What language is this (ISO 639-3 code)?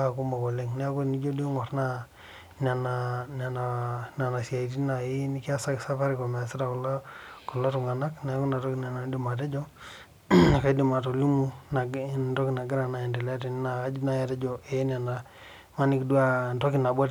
mas